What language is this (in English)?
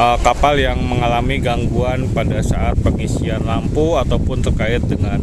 Indonesian